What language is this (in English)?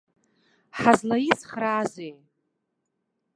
Abkhazian